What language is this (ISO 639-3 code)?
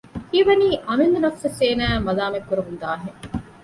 div